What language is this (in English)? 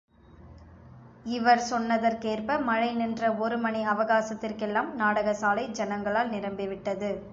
Tamil